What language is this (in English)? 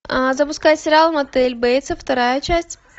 Russian